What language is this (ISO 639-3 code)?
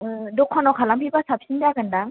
brx